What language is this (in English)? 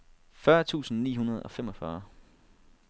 Danish